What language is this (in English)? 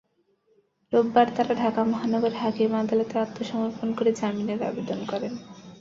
Bangla